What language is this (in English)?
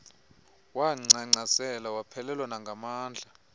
Xhosa